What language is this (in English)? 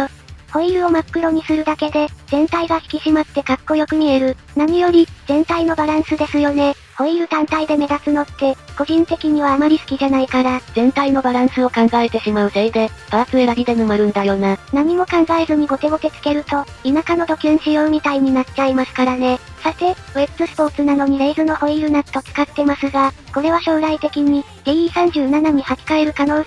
Japanese